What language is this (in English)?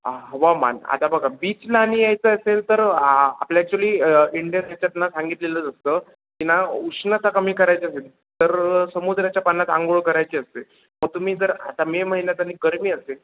Marathi